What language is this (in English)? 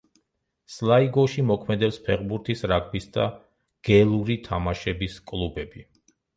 Georgian